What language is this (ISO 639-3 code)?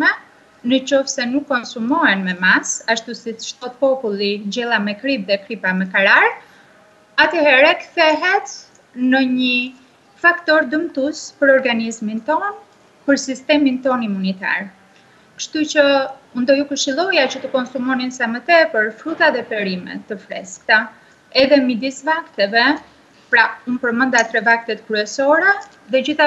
ron